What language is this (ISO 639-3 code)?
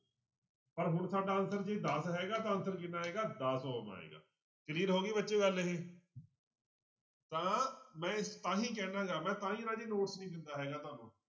pan